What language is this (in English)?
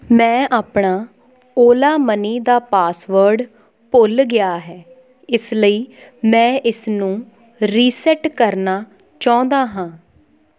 Punjabi